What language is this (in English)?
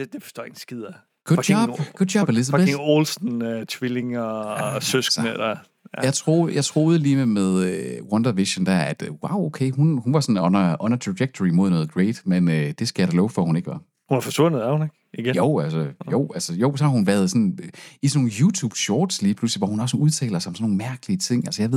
Danish